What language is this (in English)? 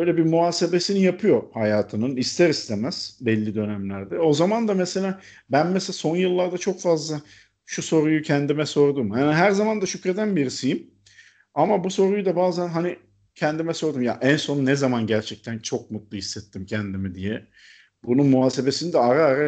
Turkish